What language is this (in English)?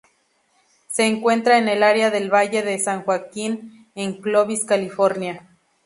Spanish